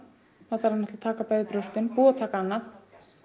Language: Icelandic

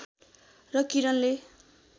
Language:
Nepali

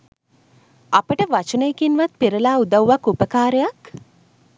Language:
Sinhala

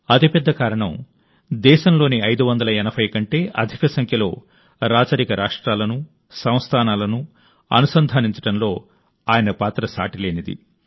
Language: Telugu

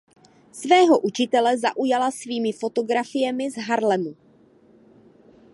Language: Czech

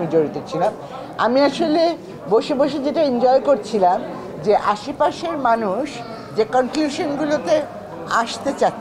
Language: Bangla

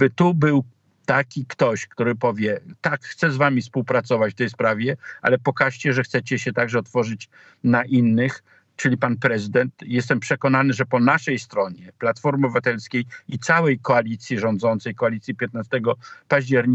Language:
Polish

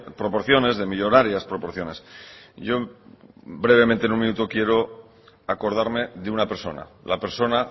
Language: Spanish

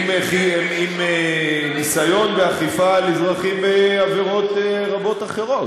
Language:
Hebrew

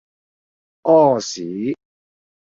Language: Cantonese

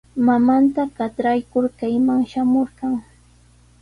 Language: Sihuas Ancash Quechua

